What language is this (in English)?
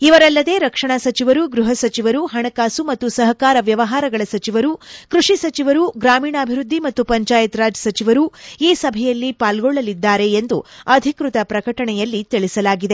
Kannada